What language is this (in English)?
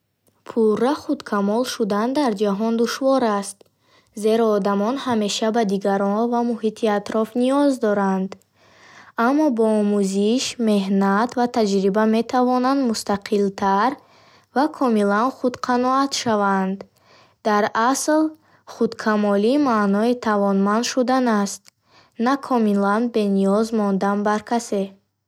Bukharic